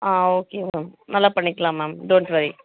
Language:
Tamil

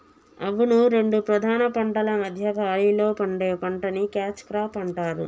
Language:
Telugu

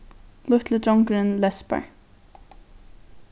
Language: Faroese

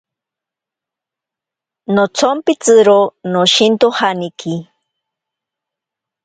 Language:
Ashéninka Perené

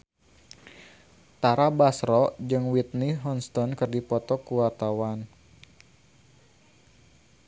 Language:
Sundanese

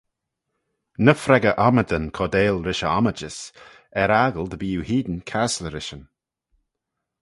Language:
Manx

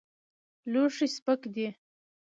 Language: Pashto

